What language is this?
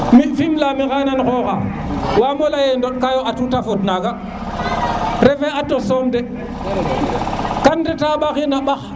Serer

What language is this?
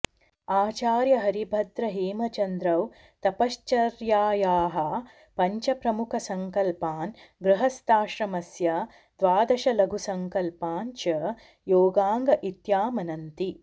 Sanskrit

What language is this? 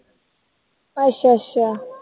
Punjabi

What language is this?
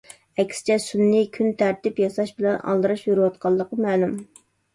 Uyghur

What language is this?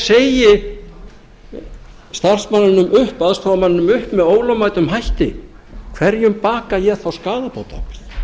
Icelandic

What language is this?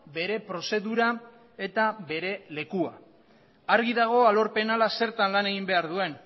Basque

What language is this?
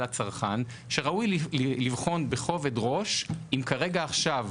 Hebrew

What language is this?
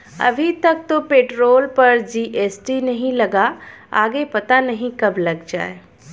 Hindi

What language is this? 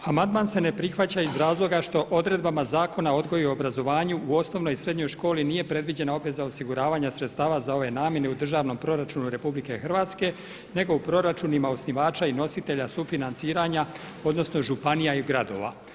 Croatian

